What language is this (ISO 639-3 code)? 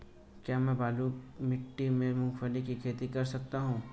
hin